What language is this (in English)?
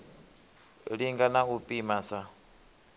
Venda